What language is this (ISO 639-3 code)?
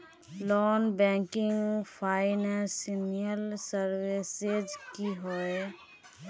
mag